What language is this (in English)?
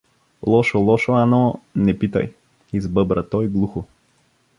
Bulgarian